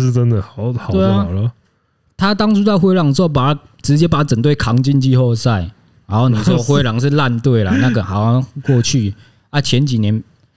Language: Chinese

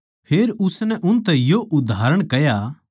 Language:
Haryanvi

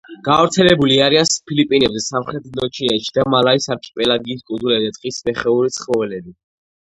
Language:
Georgian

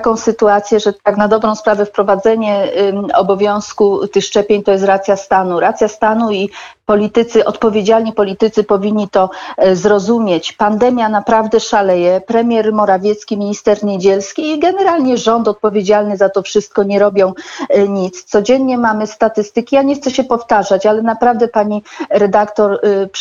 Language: Polish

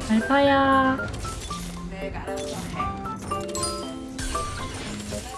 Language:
Korean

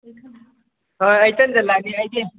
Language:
Manipuri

